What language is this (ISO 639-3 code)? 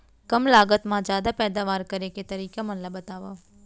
hne